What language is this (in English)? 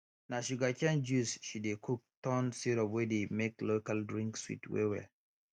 Nigerian Pidgin